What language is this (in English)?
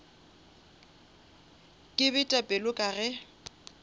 Northern Sotho